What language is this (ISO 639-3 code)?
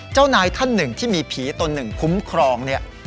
tha